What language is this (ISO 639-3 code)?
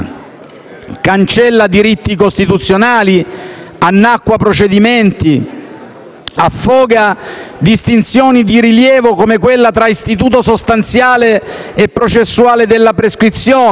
ita